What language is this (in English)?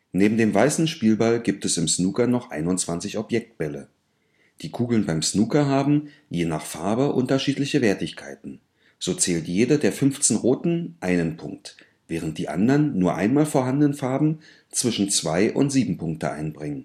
German